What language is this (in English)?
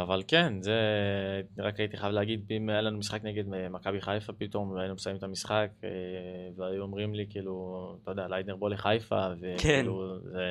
Hebrew